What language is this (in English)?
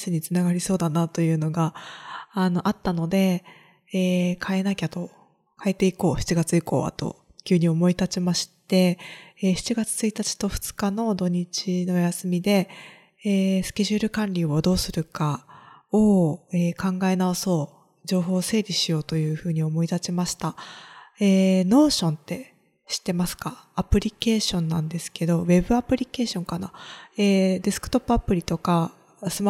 Japanese